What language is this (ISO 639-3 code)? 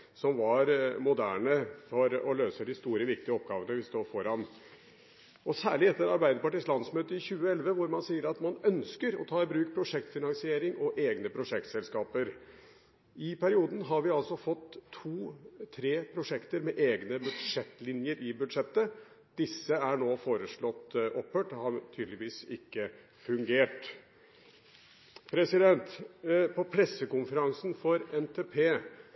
nob